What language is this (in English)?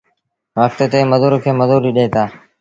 Sindhi Bhil